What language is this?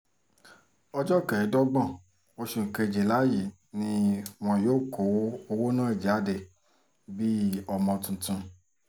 Yoruba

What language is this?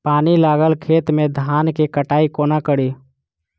Maithili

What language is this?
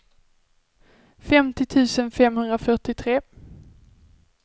Swedish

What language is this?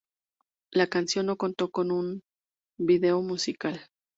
Spanish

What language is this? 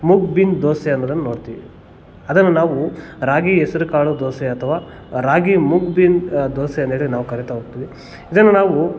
Kannada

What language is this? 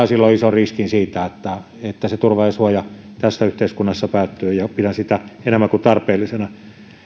Finnish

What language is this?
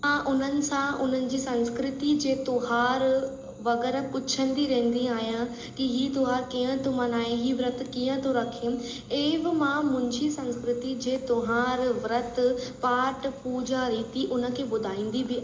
Sindhi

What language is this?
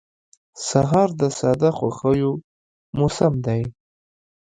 Pashto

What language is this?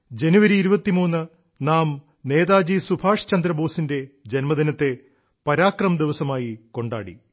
Malayalam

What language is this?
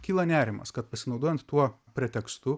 Lithuanian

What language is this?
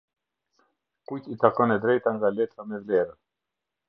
Albanian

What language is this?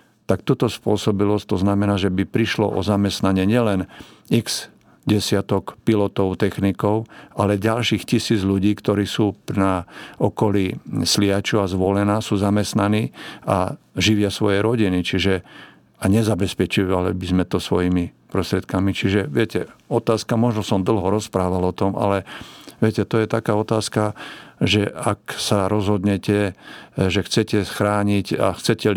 Slovak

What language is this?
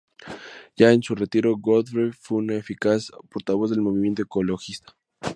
Spanish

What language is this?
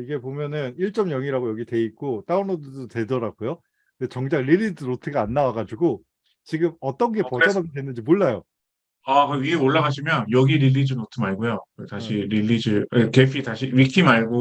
Korean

